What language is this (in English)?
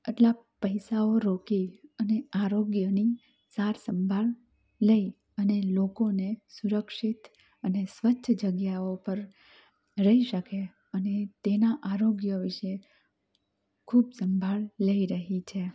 Gujarati